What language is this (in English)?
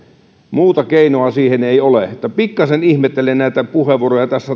Finnish